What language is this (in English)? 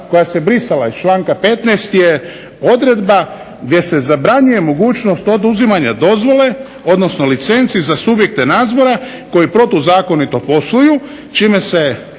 Croatian